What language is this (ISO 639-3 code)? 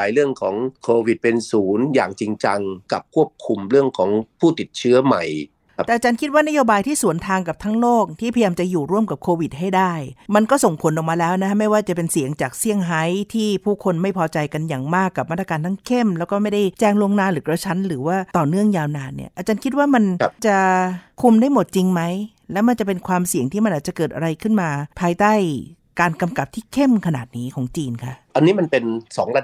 tha